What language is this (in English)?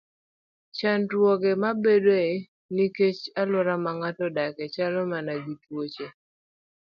Luo (Kenya and Tanzania)